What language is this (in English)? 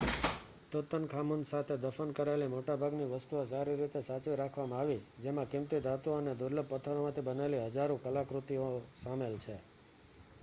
Gujarati